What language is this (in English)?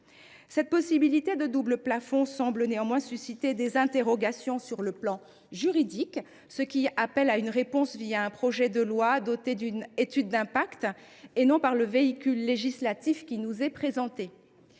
French